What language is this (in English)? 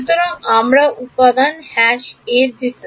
Bangla